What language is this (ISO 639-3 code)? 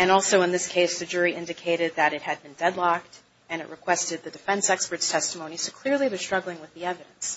eng